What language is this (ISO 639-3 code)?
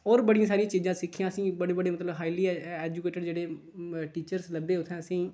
doi